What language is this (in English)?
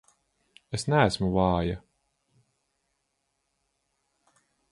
Latvian